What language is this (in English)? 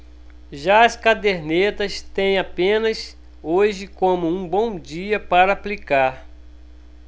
Portuguese